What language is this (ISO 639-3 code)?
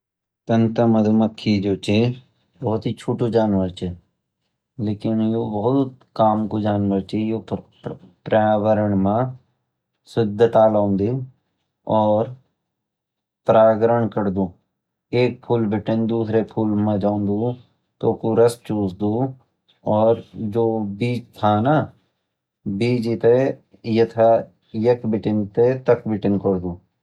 gbm